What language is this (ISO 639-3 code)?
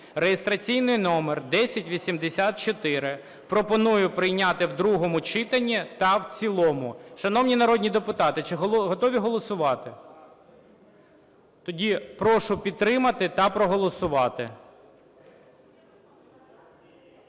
ukr